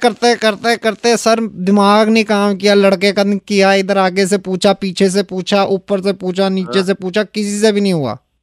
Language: Hindi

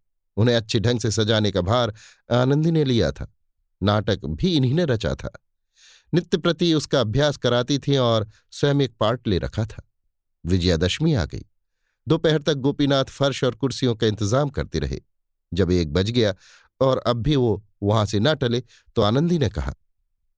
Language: Hindi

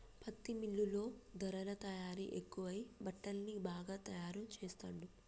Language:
Telugu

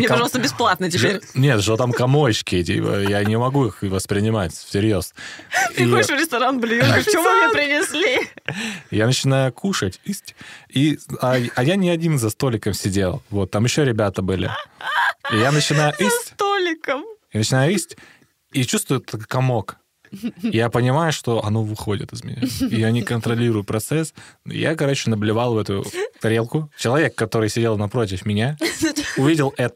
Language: Russian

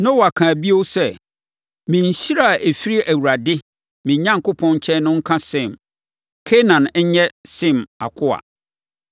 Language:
Akan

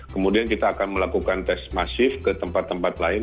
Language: Indonesian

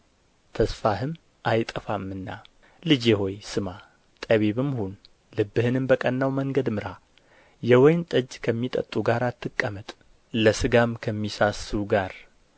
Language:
Amharic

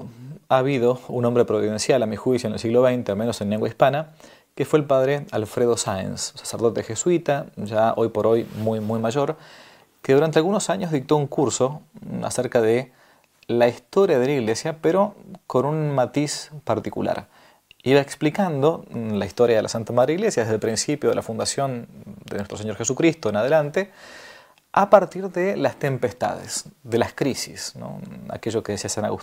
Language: Spanish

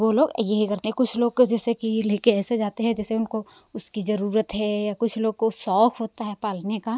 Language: Hindi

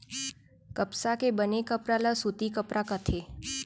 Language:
Chhattisgarhi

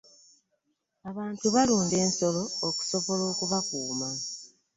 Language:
Ganda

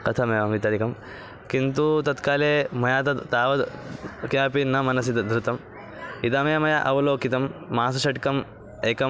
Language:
Sanskrit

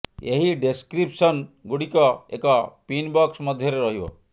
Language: Odia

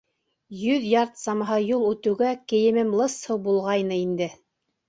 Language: Bashkir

